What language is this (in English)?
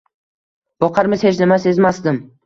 Uzbek